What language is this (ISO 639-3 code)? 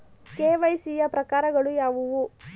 kan